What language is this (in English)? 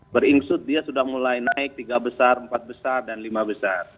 Indonesian